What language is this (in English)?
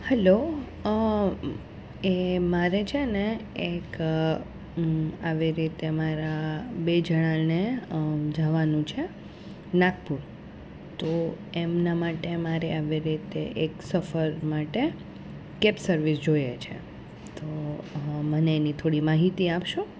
Gujarati